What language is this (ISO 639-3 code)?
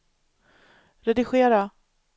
swe